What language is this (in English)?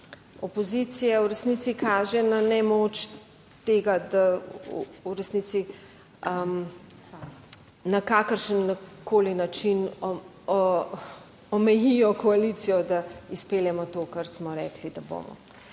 Slovenian